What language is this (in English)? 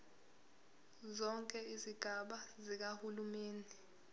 Zulu